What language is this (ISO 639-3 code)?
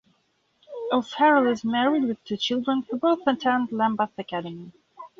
eng